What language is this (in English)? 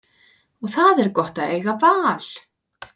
Icelandic